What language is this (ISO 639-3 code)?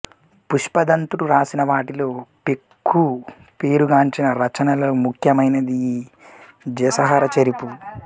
tel